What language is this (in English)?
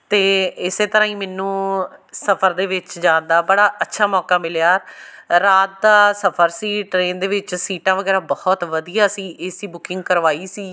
Punjabi